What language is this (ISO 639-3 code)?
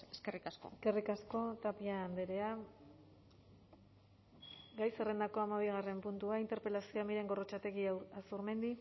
eus